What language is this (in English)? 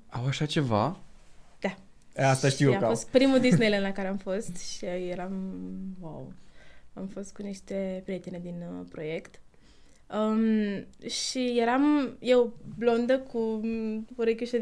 Romanian